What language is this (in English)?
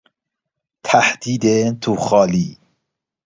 Persian